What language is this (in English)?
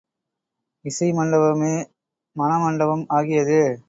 Tamil